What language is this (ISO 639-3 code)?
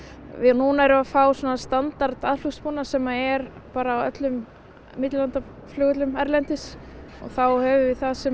isl